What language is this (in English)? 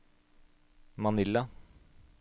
Norwegian